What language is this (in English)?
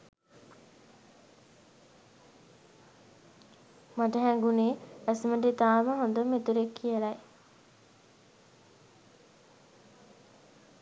Sinhala